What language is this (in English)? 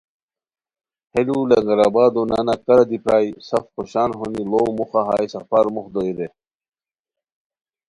Khowar